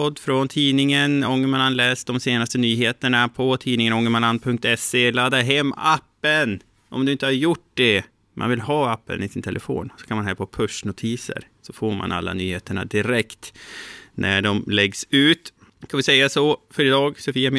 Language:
Swedish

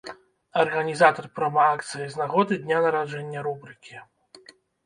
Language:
Belarusian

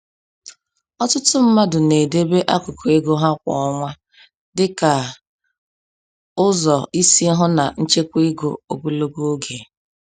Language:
Igbo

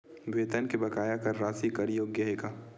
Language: Chhattisgarhi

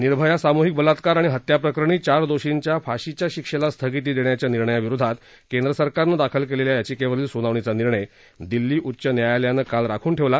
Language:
Marathi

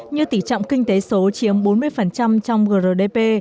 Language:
Vietnamese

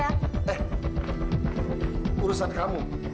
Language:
Indonesian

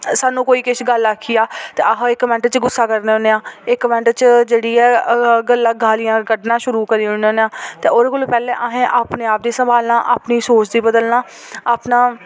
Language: Dogri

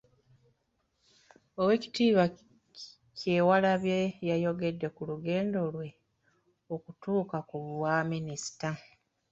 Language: Ganda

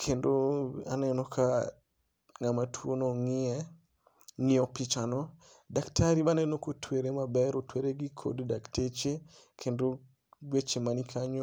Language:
Luo (Kenya and Tanzania)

